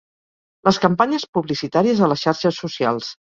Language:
Catalan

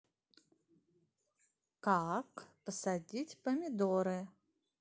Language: Russian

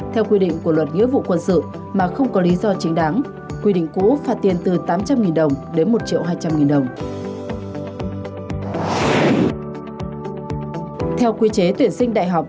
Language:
Vietnamese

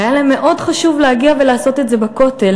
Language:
Hebrew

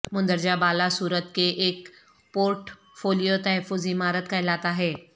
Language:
Urdu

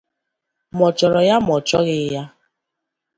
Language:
Igbo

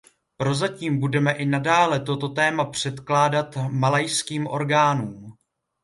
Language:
Czech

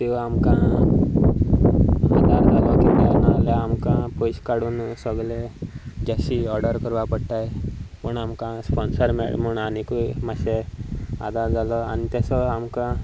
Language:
Konkani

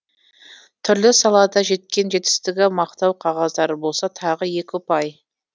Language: Kazakh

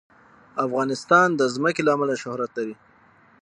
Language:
Pashto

